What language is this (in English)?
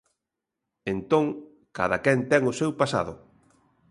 Galician